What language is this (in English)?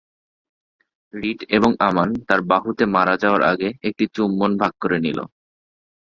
Bangla